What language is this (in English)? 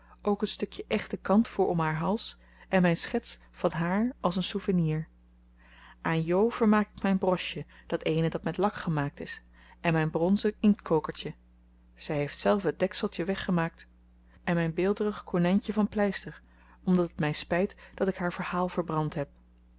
Dutch